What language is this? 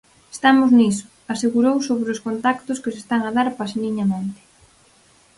Galician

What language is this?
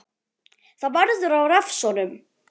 Icelandic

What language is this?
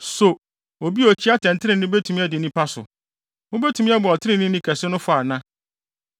Akan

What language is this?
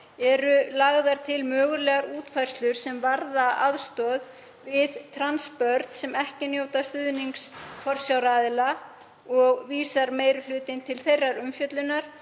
Icelandic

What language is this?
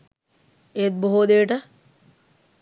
Sinhala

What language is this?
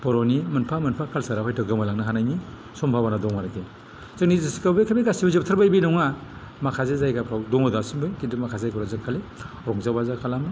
Bodo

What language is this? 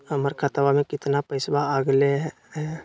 Magahi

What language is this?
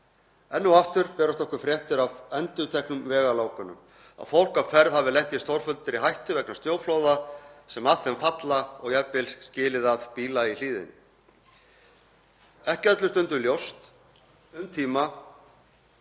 Icelandic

